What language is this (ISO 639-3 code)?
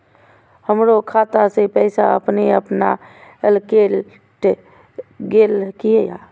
mai